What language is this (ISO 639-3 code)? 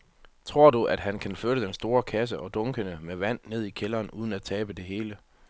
dan